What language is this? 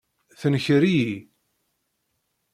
Kabyle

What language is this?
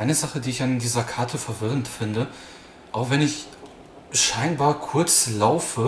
German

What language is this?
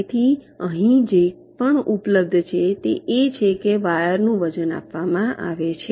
Gujarati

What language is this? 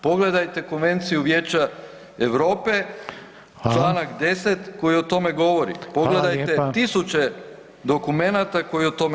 Croatian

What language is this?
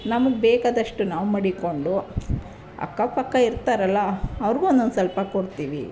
Kannada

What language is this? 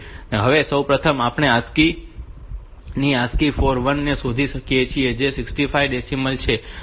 Gujarati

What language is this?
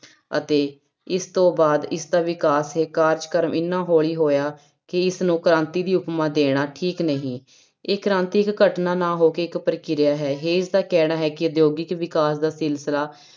Punjabi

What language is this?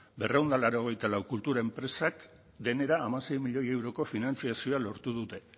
Basque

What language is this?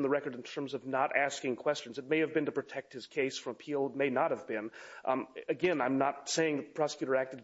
English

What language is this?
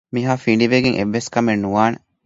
Divehi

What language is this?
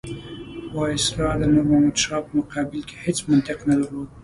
Pashto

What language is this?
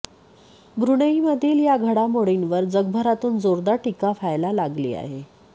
Marathi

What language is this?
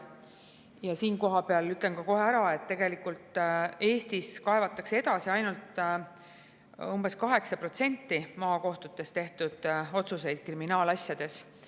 Estonian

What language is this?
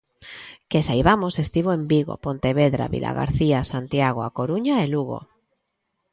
Galician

